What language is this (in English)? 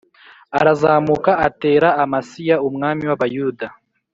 Kinyarwanda